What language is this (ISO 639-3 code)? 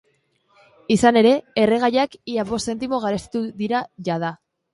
eus